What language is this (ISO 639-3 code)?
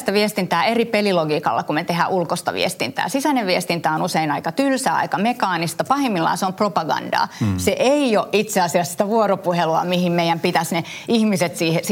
fin